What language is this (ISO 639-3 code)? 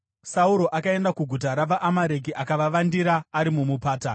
sna